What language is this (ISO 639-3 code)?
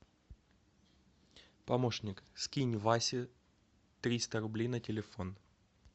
rus